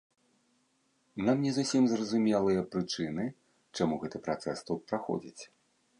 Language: Belarusian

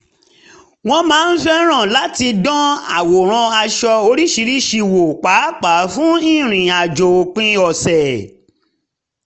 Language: Yoruba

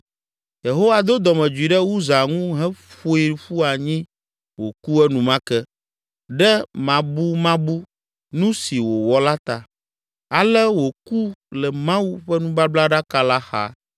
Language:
Ewe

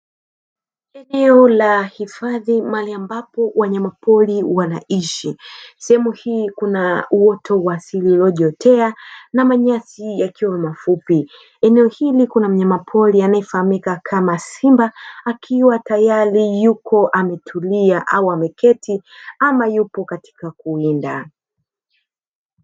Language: Swahili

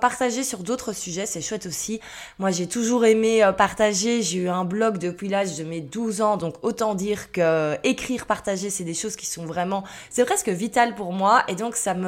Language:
French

